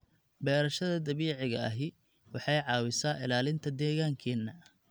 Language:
Somali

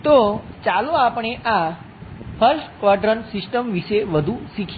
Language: Gujarati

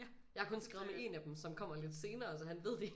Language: Danish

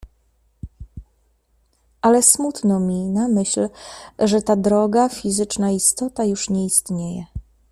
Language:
Polish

